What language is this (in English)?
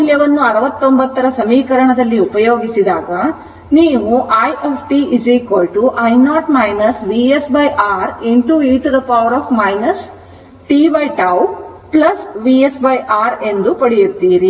Kannada